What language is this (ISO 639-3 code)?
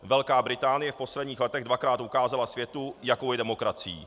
ces